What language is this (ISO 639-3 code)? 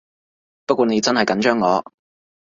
yue